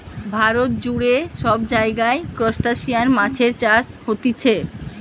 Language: Bangla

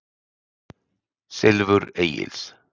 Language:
Icelandic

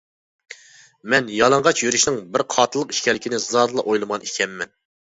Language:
Uyghur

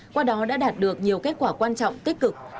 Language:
Vietnamese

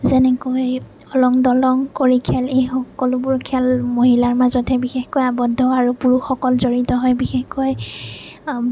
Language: Assamese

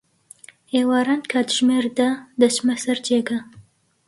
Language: Central Kurdish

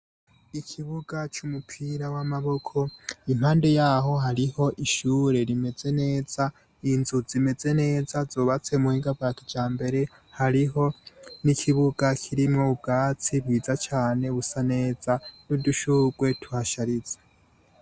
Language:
Rundi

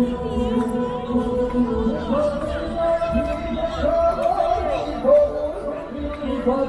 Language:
English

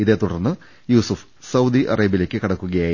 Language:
Malayalam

